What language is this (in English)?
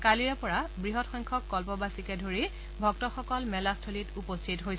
Assamese